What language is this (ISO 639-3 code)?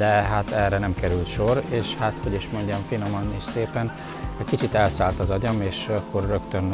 hun